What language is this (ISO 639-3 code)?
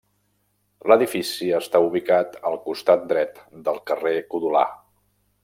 cat